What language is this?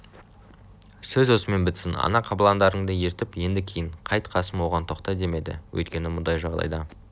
Kazakh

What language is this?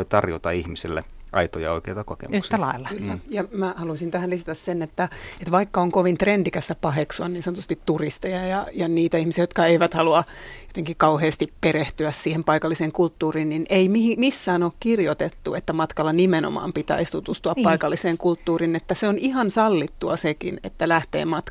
Finnish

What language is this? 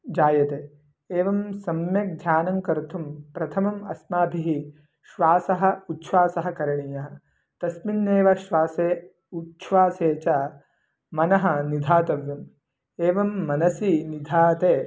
Sanskrit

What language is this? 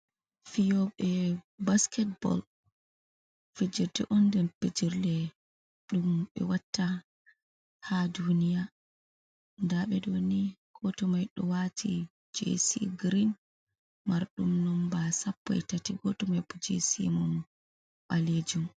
Fula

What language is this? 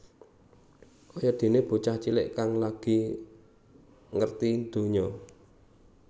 Javanese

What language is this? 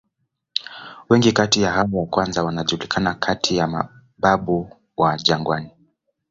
Swahili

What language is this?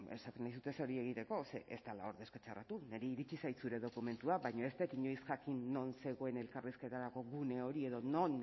Basque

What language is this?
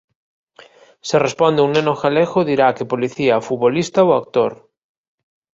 Galician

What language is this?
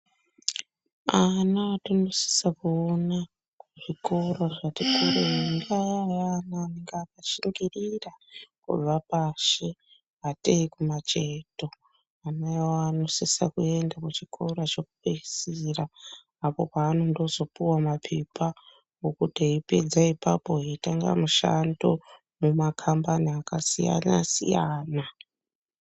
Ndau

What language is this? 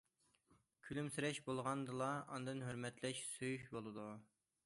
Uyghur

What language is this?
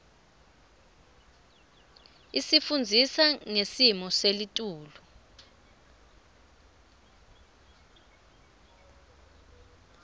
Swati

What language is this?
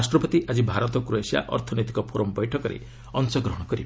Odia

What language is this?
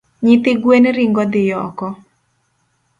Luo (Kenya and Tanzania)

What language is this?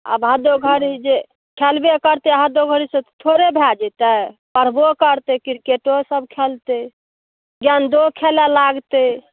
Maithili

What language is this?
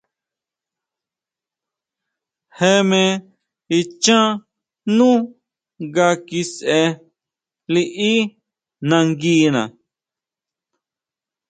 Huautla Mazatec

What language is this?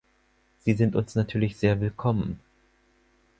German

